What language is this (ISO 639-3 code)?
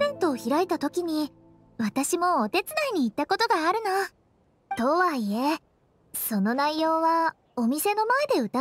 jpn